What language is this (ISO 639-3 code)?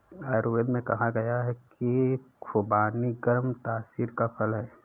hin